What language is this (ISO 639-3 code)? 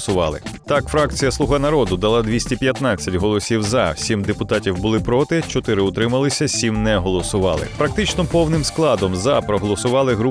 ukr